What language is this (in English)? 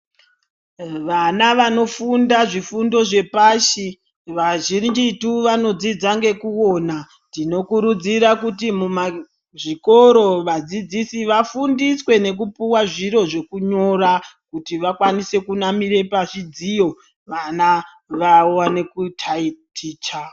Ndau